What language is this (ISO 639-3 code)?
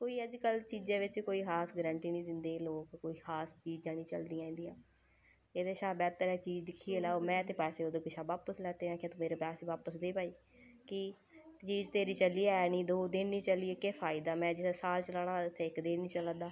doi